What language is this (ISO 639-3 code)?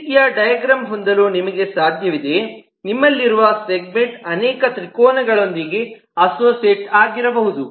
kan